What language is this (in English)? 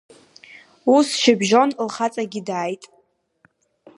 Abkhazian